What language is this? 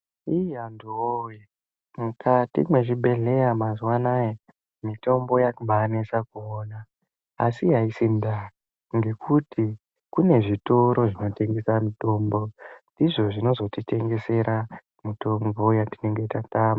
Ndau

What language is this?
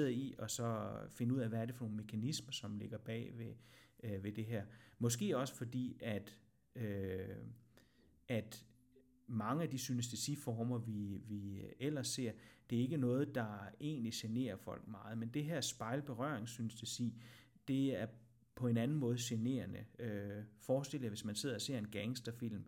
Danish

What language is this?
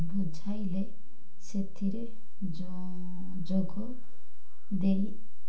Odia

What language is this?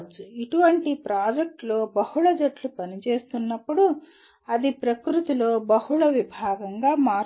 Telugu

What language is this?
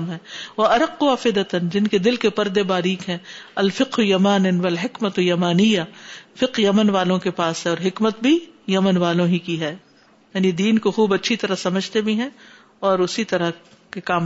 Urdu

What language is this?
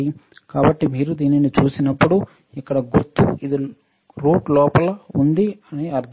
Telugu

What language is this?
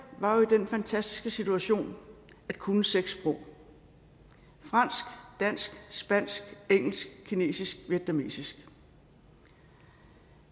Danish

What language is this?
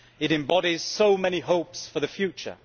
English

